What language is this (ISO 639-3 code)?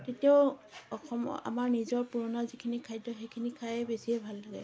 asm